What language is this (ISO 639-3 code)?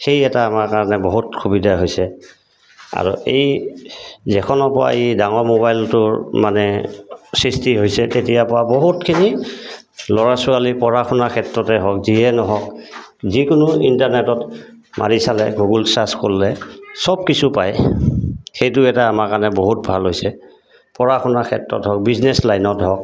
asm